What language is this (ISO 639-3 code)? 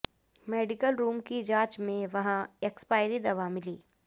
hin